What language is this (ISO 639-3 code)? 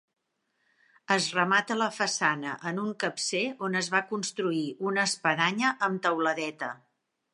cat